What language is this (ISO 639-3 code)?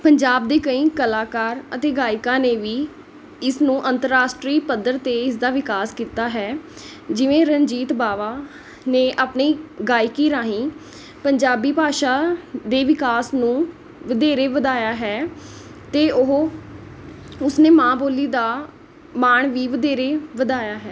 pan